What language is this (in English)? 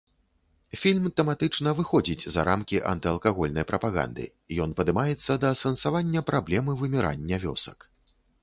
Belarusian